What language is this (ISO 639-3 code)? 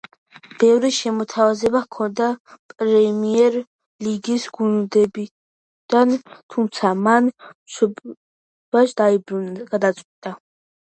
kat